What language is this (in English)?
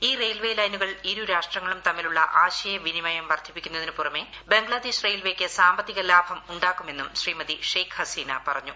Malayalam